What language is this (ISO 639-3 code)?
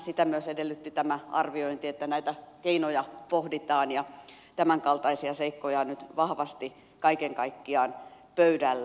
fin